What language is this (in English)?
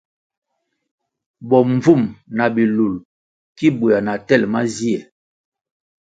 Kwasio